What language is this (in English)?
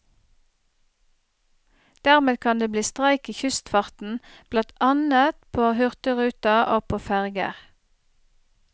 Norwegian